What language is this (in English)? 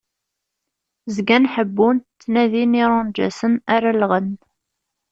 Kabyle